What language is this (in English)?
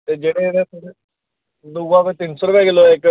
Dogri